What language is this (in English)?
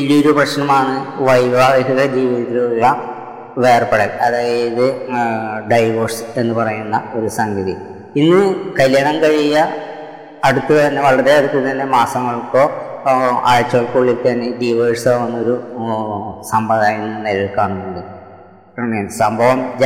Malayalam